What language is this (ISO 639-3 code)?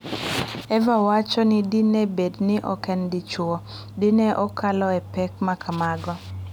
luo